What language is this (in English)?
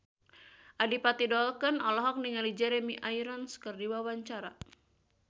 Sundanese